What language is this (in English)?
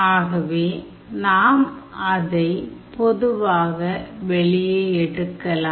Tamil